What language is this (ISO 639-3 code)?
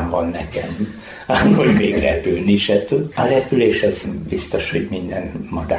hun